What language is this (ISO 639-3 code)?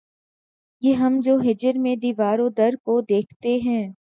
urd